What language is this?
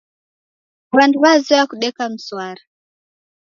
Taita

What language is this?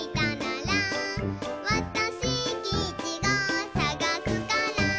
Japanese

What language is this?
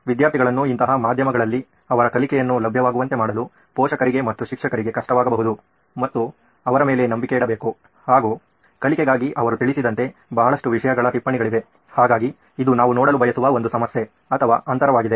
Kannada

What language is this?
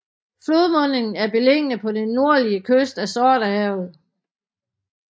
Danish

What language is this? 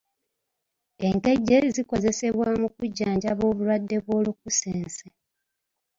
Ganda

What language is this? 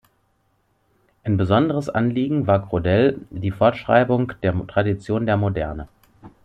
German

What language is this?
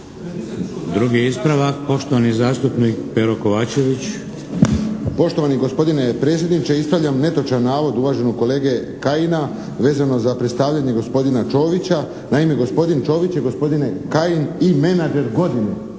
Croatian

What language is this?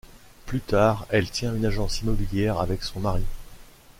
French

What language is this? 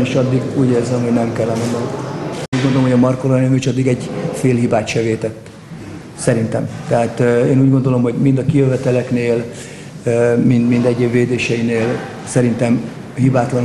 Hungarian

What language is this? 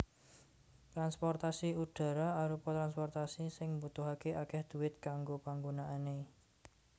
Javanese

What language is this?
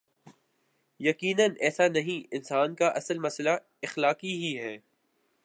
Urdu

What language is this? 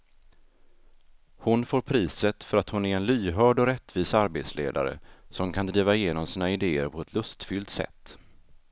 Swedish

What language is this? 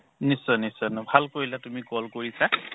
Assamese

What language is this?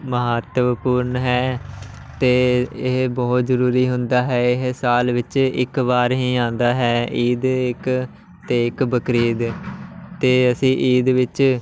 Punjabi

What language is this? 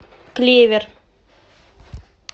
Russian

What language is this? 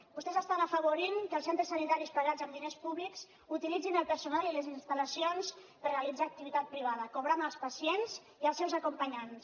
Catalan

